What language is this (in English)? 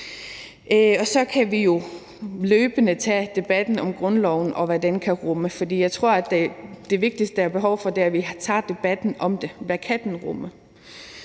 Danish